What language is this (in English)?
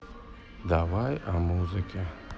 Russian